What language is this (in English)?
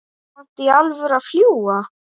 Icelandic